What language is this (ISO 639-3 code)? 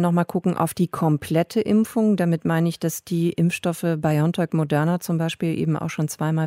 deu